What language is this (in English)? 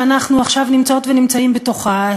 Hebrew